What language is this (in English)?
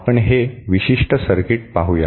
Marathi